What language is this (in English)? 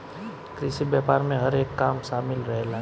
Bhojpuri